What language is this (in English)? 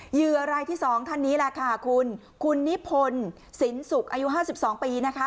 Thai